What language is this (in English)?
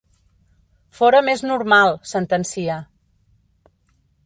Catalan